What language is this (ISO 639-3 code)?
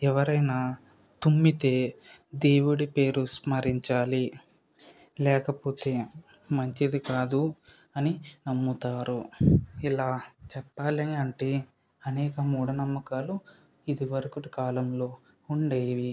tel